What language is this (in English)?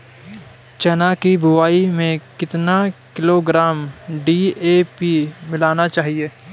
Hindi